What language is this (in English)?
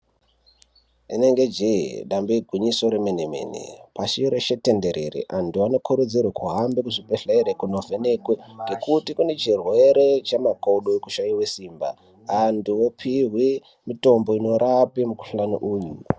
Ndau